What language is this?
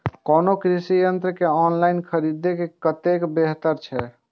Maithili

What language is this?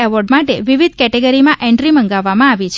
Gujarati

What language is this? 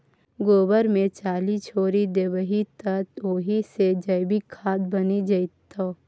Maithili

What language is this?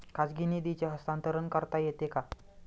Marathi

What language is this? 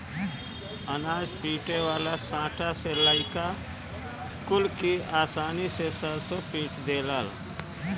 Bhojpuri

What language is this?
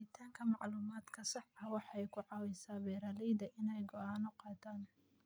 Somali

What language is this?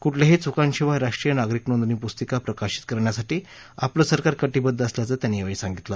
Marathi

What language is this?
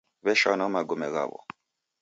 Taita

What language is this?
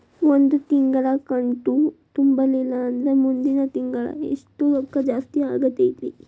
Kannada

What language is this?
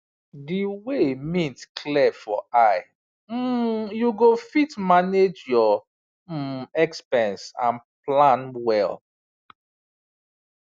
Nigerian Pidgin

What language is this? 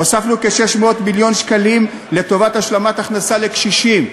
Hebrew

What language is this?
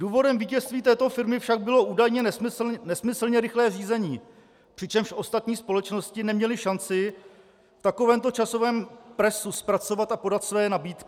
Czech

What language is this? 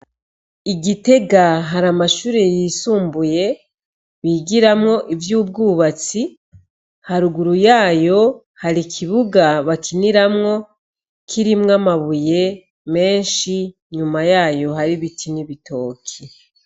Rundi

